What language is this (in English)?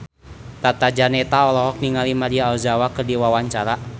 Sundanese